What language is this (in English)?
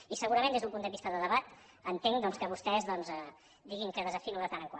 Catalan